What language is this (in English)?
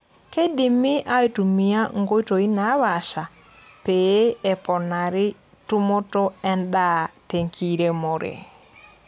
Masai